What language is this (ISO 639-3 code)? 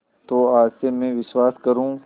hin